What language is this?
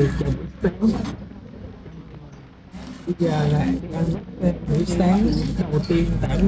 Vietnamese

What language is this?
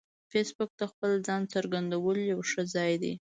Pashto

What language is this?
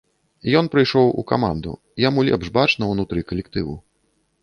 Belarusian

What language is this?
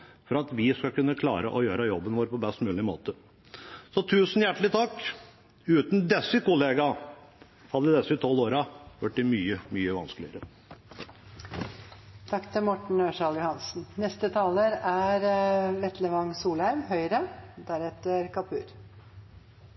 Norwegian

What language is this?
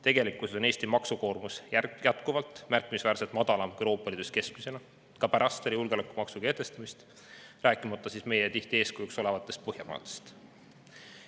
Estonian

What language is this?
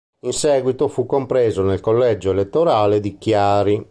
Italian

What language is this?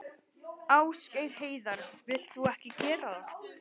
Icelandic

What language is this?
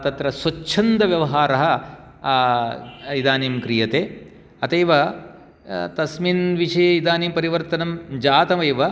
Sanskrit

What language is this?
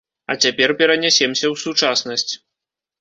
Belarusian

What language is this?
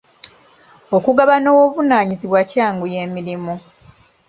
Ganda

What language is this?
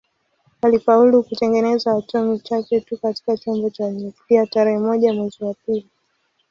Swahili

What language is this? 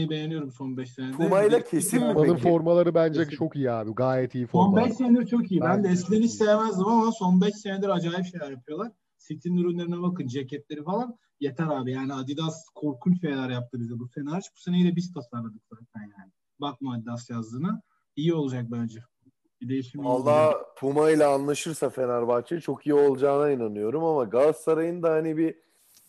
Turkish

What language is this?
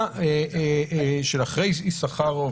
Hebrew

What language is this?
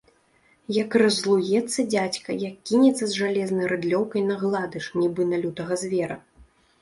Belarusian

